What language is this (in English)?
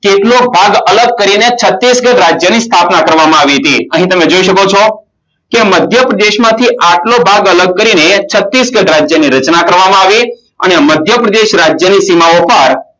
Gujarati